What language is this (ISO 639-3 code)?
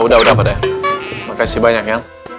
ind